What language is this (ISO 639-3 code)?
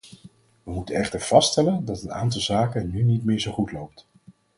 nld